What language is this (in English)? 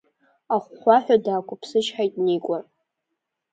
Abkhazian